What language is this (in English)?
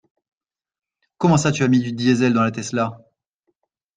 French